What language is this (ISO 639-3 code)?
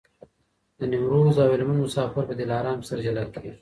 pus